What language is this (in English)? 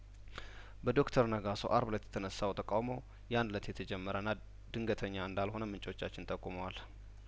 Amharic